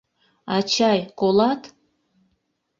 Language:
Mari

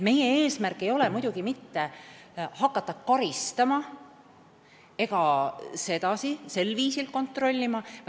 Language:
Estonian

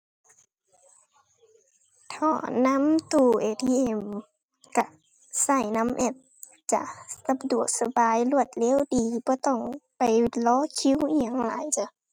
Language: Thai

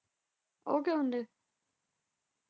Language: Punjabi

